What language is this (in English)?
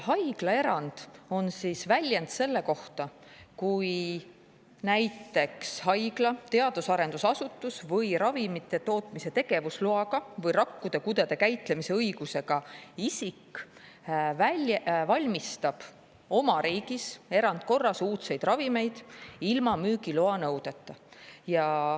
Estonian